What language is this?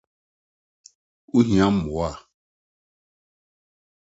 Akan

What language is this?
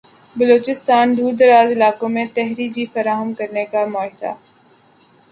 Urdu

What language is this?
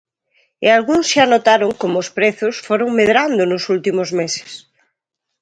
Galician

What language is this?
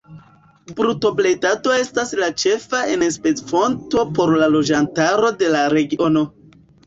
Esperanto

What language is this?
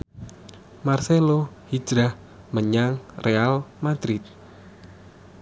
Javanese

